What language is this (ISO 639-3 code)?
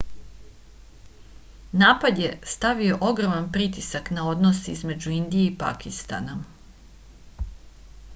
srp